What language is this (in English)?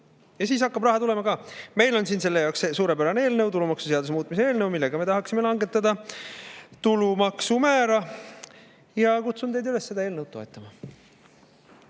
Estonian